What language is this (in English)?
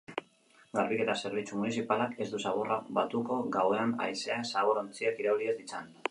Basque